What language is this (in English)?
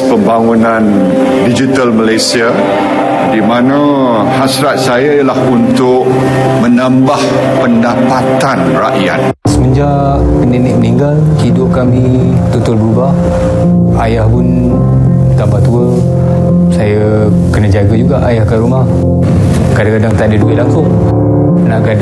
Malay